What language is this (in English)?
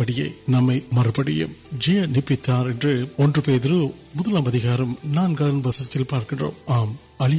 Urdu